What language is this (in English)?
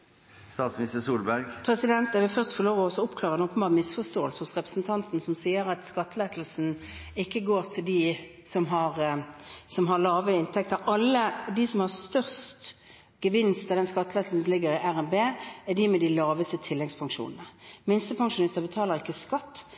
Norwegian Bokmål